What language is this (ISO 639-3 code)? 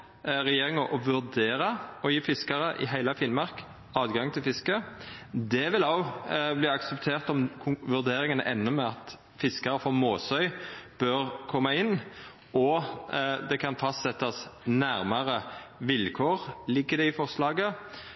nno